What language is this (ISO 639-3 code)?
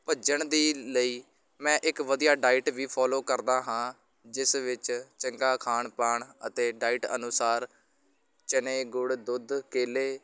pan